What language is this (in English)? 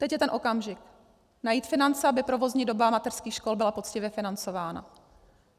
Czech